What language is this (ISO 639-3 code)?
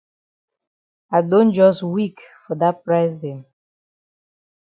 wes